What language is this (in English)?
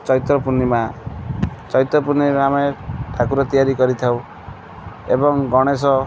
Odia